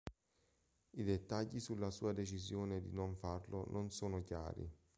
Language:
Italian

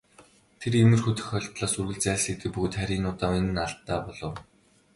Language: Mongolian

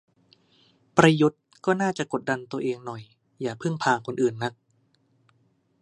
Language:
Thai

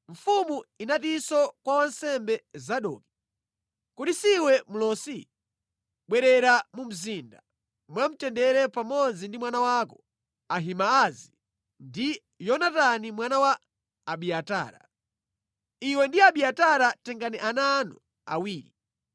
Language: Nyanja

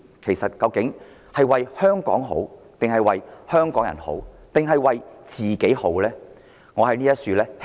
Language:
Cantonese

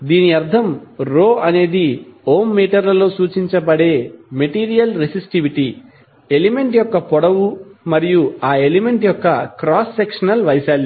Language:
Telugu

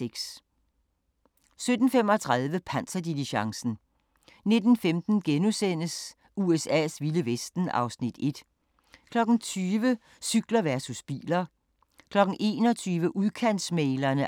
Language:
Danish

